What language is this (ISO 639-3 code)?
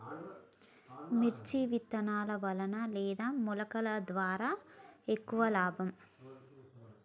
tel